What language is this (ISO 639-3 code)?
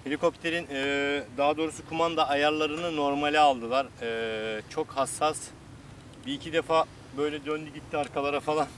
tur